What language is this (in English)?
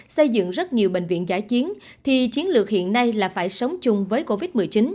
Vietnamese